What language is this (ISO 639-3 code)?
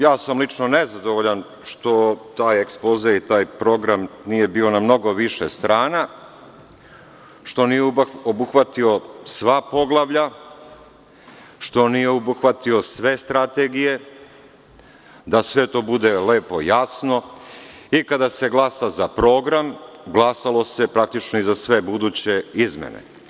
srp